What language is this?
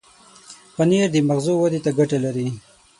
Pashto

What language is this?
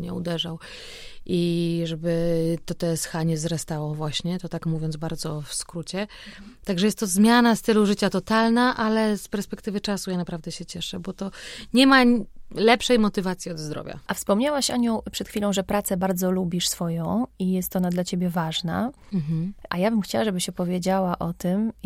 Polish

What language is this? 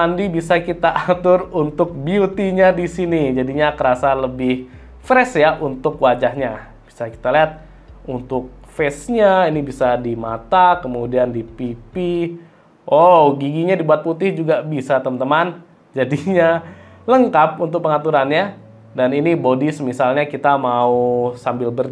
Indonesian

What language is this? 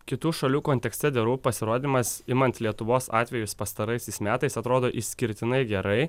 Lithuanian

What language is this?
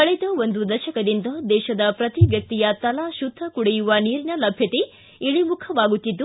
Kannada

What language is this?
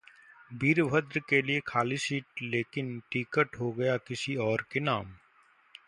Hindi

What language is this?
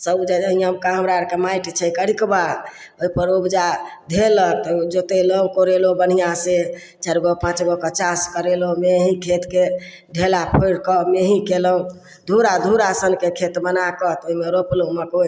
Maithili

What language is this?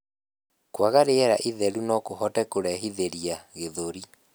Kikuyu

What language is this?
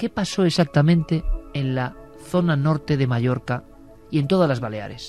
Spanish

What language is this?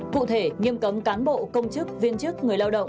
Vietnamese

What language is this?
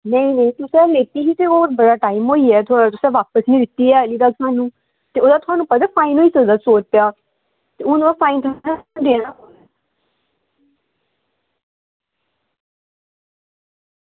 Dogri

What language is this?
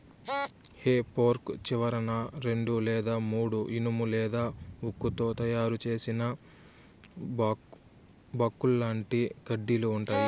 Telugu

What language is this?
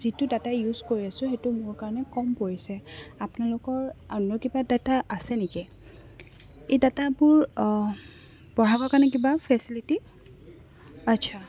Assamese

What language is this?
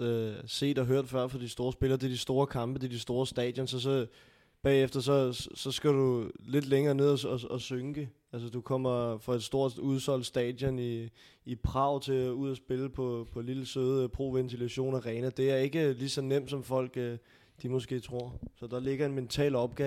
Danish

